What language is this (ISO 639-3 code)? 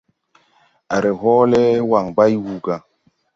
tui